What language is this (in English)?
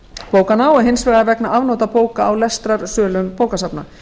Icelandic